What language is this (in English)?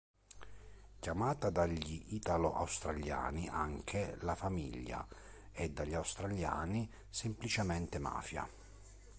Italian